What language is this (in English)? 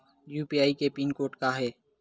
Chhattisgarhi